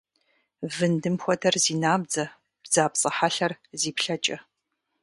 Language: Kabardian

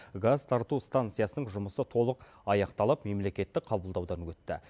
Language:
Kazakh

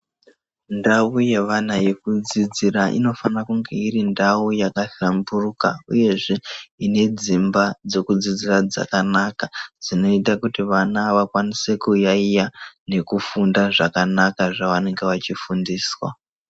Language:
Ndau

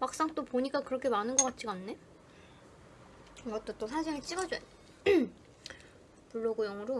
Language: Korean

